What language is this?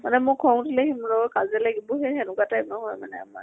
Assamese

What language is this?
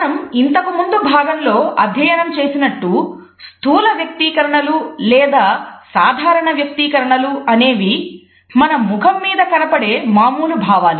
Telugu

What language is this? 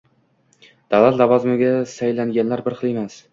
Uzbek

